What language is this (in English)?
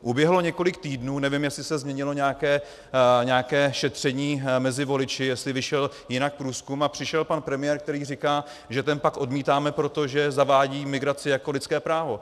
Czech